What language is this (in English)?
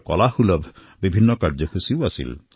Assamese